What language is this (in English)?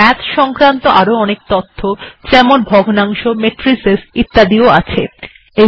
Bangla